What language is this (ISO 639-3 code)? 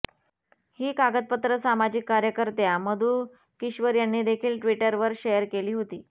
mar